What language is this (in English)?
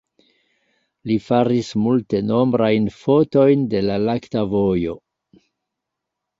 Esperanto